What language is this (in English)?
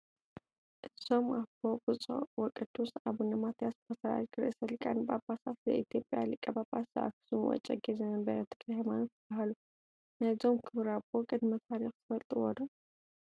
Tigrinya